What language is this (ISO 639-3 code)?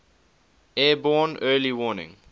eng